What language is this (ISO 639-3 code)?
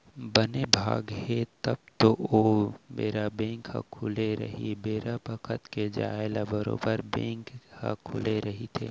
hne